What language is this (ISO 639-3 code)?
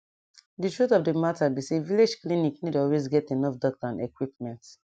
pcm